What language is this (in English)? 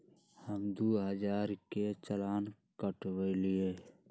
Magahi